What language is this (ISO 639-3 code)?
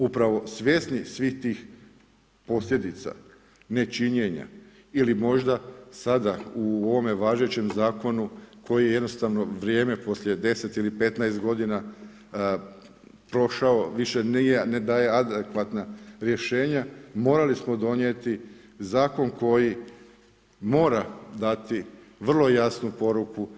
hrv